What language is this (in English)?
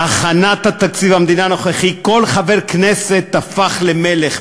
Hebrew